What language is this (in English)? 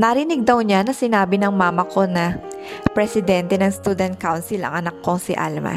Filipino